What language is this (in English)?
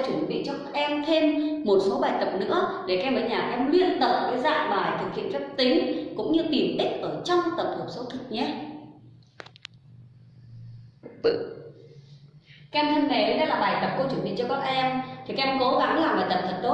Vietnamese